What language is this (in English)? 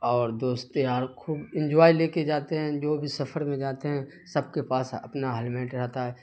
Urdu